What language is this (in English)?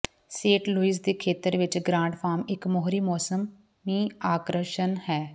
Punjabi